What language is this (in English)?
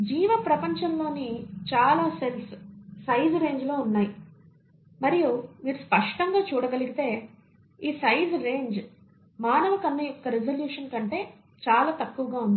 Telugu